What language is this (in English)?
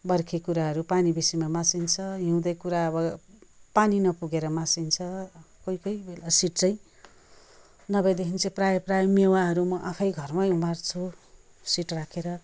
Nepali